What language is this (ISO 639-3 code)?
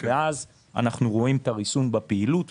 heb